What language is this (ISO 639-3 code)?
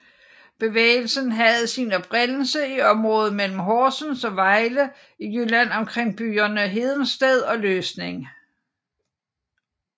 dan